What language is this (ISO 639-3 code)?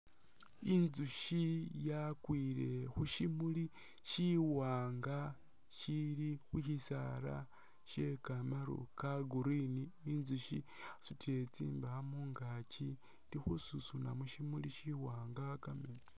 myx